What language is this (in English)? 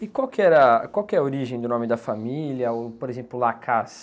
Portuguese